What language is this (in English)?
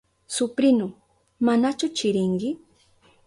Southern Pastaza Quechua